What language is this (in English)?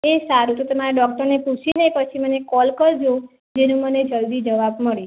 Gujarati